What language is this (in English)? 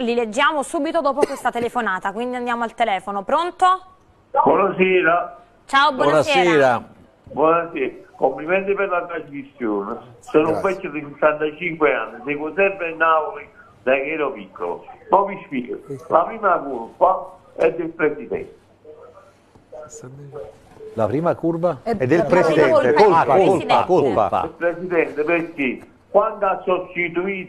Italian